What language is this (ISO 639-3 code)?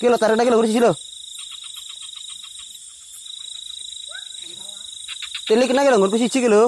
ind